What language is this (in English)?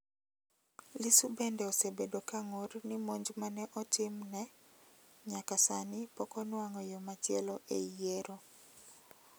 Luo (Kenya and Tanzania)